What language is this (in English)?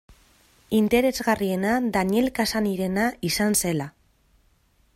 Basque